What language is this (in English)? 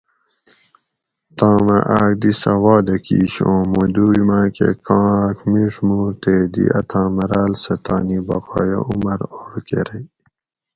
Gawri